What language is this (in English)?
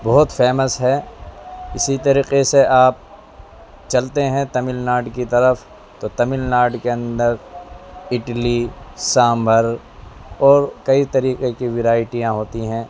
Urdu